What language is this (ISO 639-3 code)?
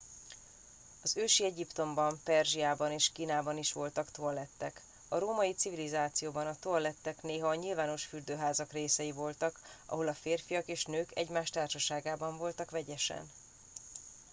hun